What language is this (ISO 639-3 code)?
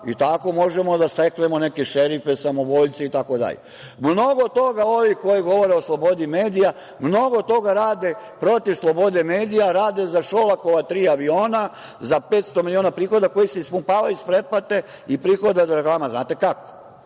srp